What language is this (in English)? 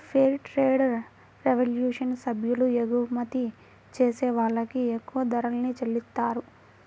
Telugu